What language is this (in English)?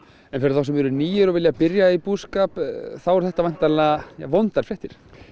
Icelandic